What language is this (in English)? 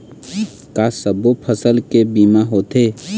Chhattisgarhi